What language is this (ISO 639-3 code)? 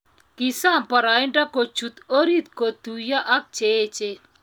kln